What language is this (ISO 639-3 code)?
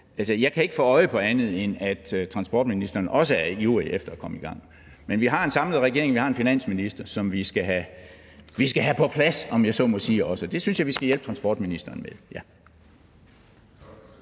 dan